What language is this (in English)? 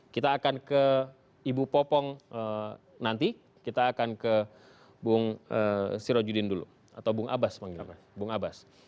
Indonesian